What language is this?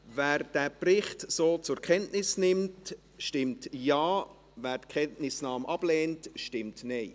Swiss German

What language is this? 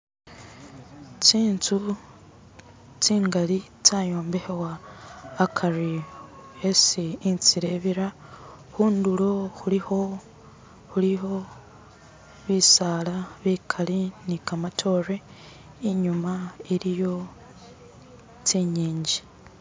Masaaba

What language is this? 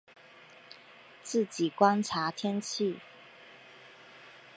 Chinese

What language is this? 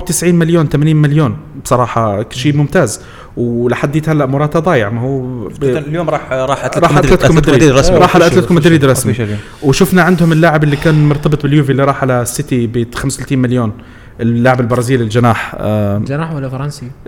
Arabic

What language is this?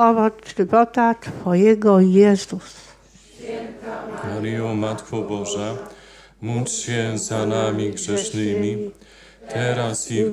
Polish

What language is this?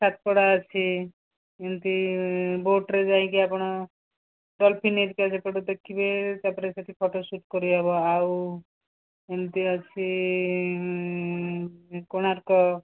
Odia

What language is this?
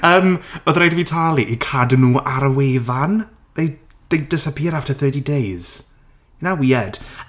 Welsh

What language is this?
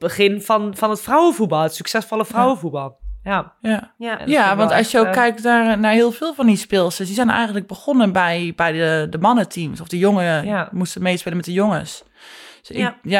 Dutch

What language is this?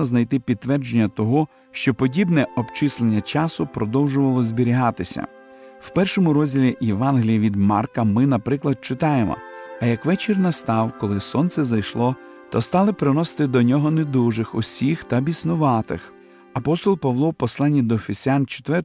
Ukrainian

